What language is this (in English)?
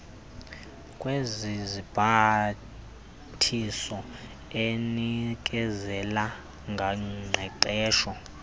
Xhosa